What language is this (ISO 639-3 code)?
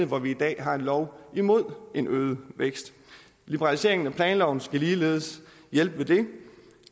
dan